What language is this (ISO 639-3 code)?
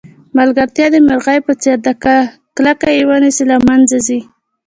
pus